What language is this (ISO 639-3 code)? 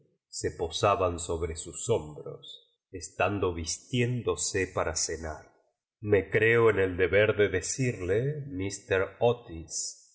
spa